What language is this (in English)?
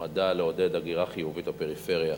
Hebrew